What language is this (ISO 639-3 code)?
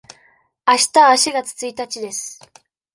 jpn